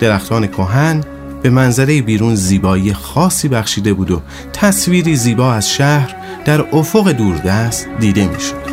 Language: Persian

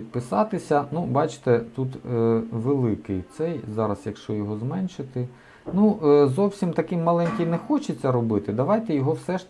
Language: Ukrainian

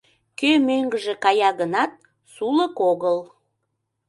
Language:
Mari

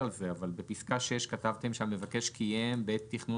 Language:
Hebrew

